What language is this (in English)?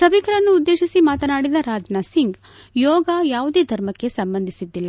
Kannada